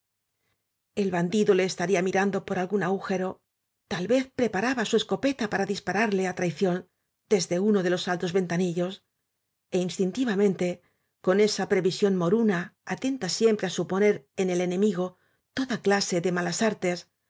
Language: Spanish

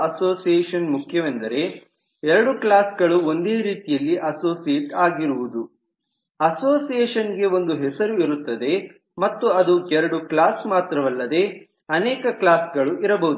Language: Kannada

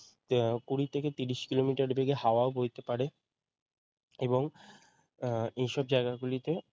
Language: Bangla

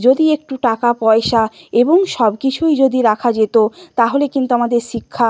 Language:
Bangla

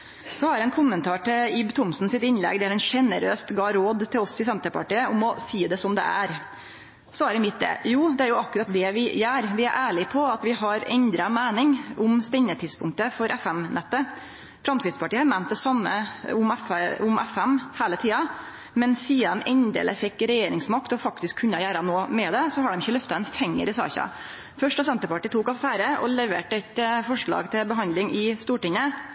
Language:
Norwegian Nynorsk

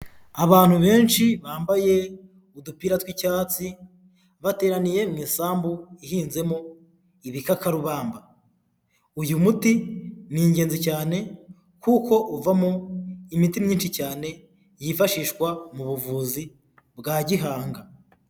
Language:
Kinyarwanda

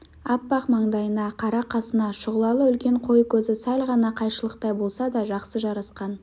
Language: Kazakh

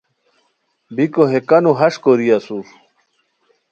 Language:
Khowar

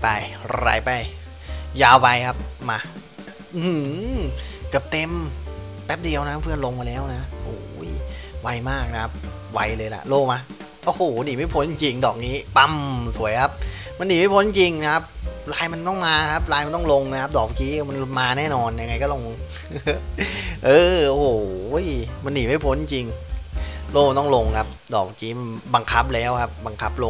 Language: Thai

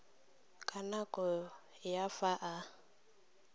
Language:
Tswana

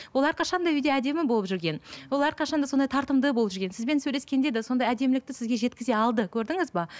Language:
Kazakh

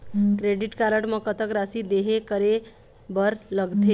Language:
Chhattisgarhi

